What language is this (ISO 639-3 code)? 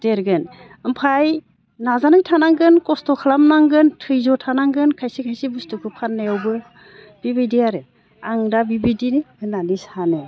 brx